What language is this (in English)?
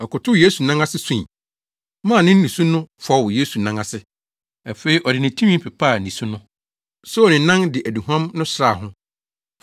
Akan